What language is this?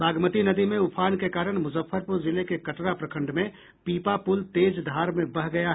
Hindi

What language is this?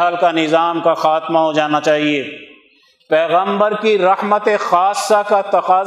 Urdu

